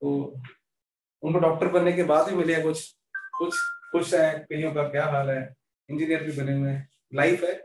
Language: Hindi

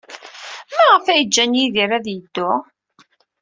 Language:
Kabyle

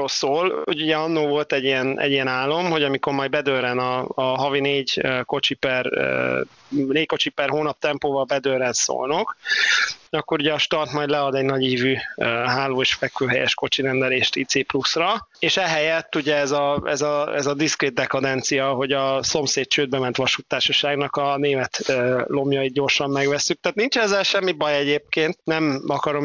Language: Hungarian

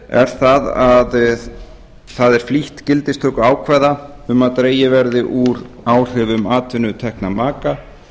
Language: Icelandic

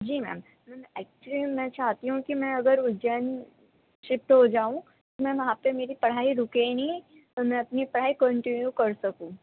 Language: Urdu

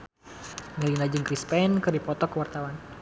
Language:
Sundanese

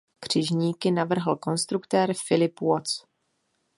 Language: Czech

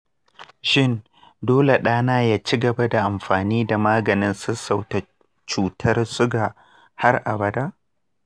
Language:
Hausa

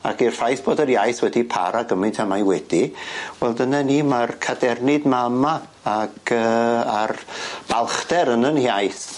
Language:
Welsh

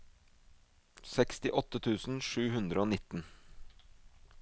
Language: Norwegian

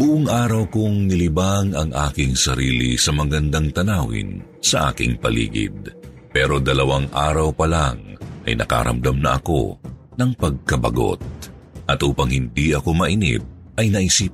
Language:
Filipino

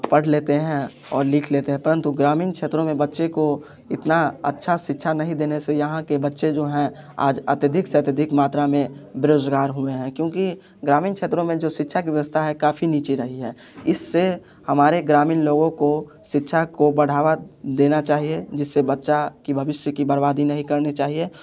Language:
Hindi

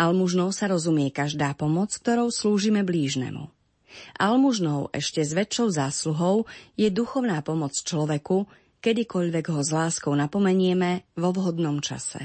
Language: Slovak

